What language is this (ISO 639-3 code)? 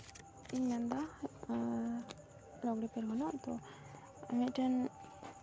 sat